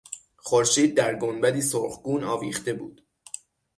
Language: Persian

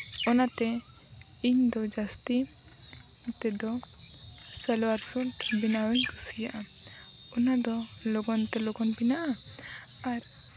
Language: Santali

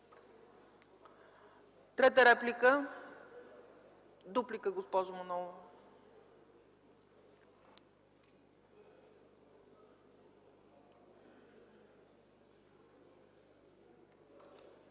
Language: Bulgarian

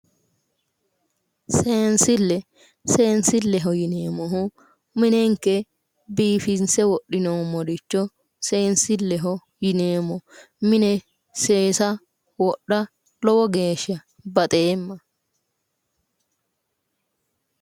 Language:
Sidamo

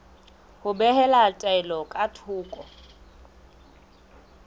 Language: Southern Sotho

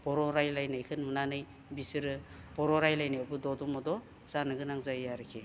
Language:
Bodo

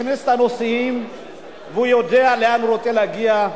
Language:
Hebrew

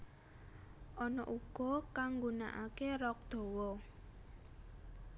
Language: Javanese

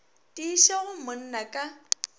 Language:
Northern Sotho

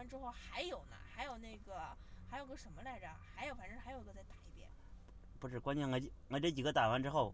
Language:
Chinese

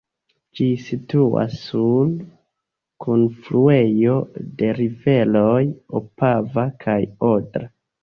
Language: Esperanto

